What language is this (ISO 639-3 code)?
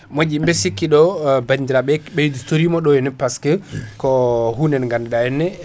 ful